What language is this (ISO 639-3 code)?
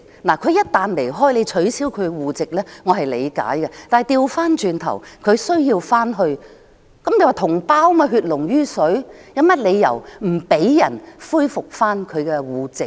yue